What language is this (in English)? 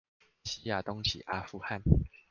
Chinese